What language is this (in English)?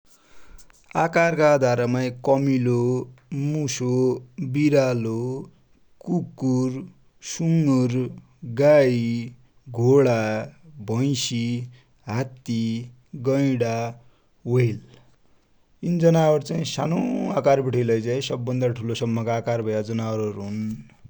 Dotyali